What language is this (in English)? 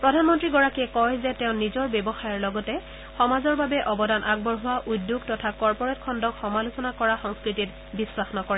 Assamese